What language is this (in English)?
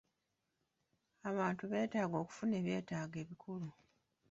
Ganda